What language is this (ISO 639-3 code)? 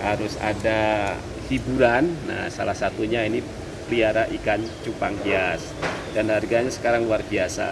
ind